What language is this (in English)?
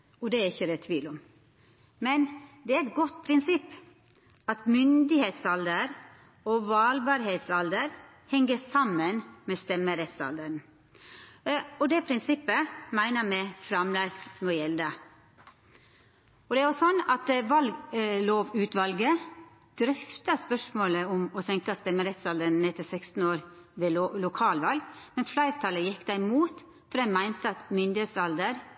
Norwegian Nynorsk